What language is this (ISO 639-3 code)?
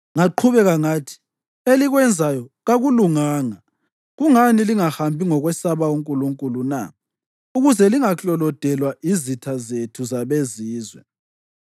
nde